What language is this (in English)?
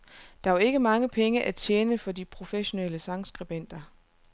Danish